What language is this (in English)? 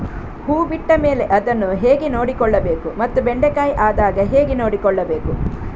Kannada